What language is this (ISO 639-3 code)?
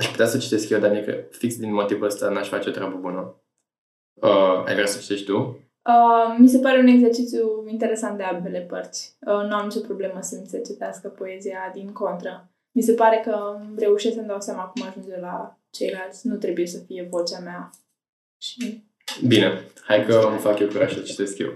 ron